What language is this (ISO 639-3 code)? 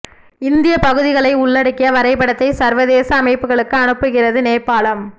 tam